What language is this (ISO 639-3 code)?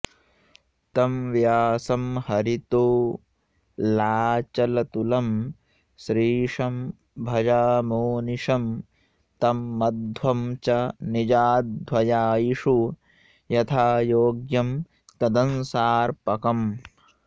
san